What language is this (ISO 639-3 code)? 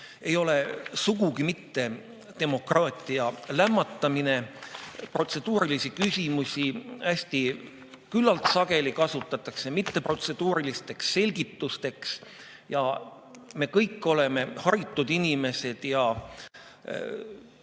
est